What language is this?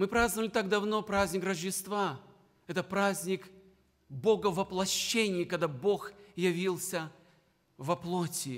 Russian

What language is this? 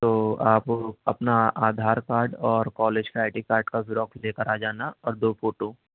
Urdu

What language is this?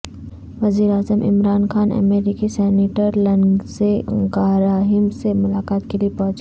Urdu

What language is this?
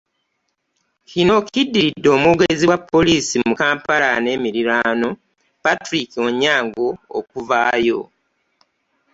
Ganda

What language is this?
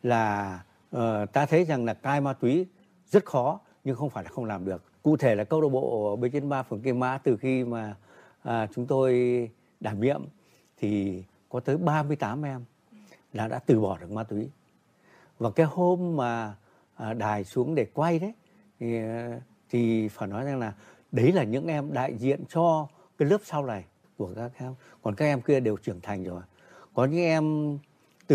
Vietnamese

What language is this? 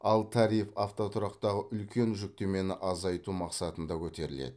Kazakh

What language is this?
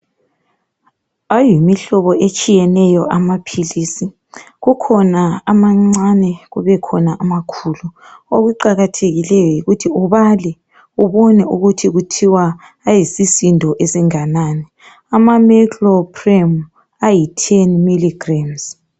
North Ndebele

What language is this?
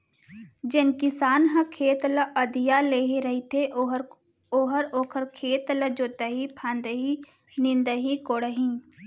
Chhattisgarhi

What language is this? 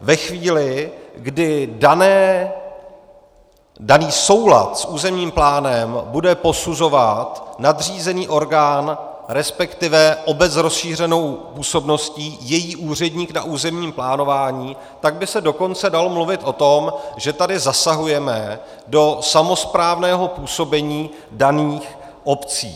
Czech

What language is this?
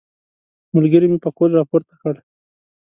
Pashto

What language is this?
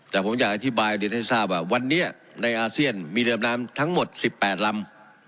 Thai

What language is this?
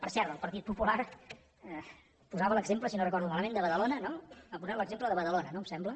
Catalan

